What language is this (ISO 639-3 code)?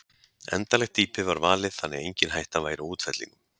isl